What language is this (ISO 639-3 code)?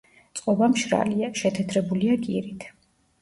kat